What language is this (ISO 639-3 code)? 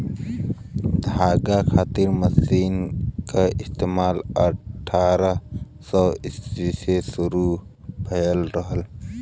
bho